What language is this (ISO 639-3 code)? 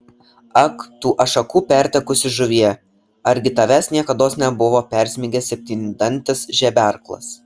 lit